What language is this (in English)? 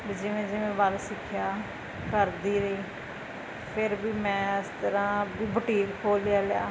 Punjabi